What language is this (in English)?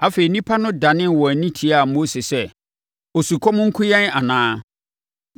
Akan